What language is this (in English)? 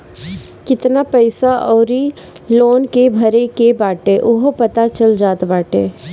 Bhojpuri